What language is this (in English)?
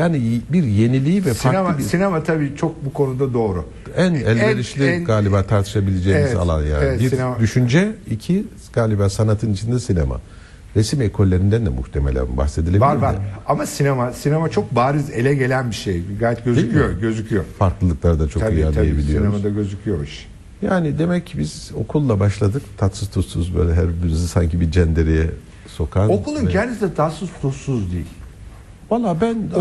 Turkish